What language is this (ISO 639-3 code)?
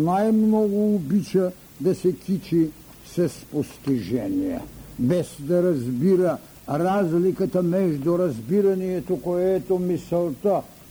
bul